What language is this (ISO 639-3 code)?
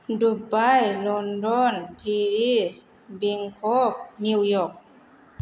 brx